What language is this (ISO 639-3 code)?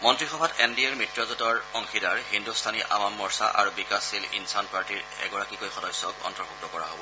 asm